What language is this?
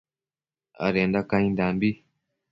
Matsés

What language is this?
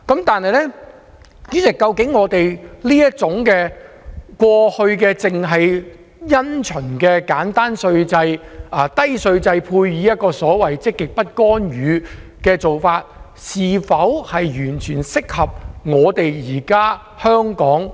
Cantonese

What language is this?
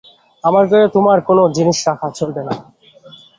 Bangla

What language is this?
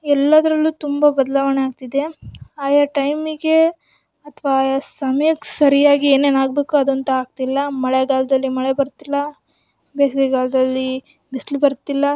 Kannada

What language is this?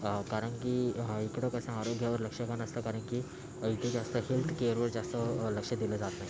Marathi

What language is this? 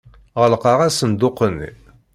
Kabyle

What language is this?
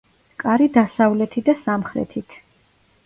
Georgian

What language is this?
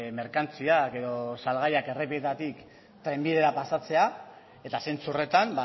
Basque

